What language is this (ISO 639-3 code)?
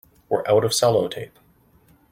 eng